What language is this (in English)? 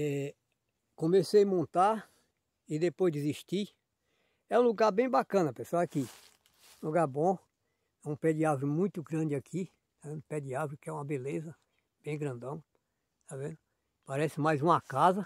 Portuguese